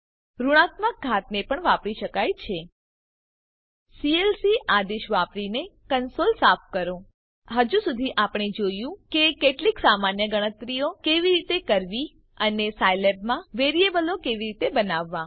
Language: Gujarati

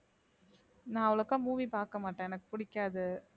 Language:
Tamil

